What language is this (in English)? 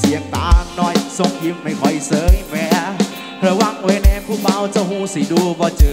Thai